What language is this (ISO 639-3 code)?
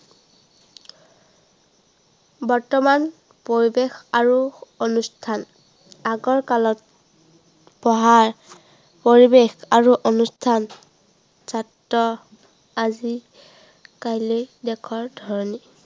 asm